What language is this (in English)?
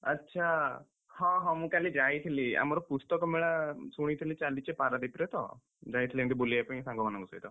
Odia